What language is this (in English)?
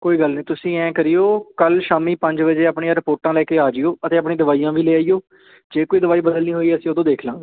Punjabi